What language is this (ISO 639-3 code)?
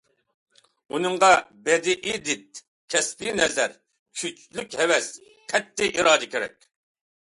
uig